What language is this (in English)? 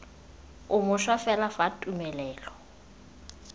Tswana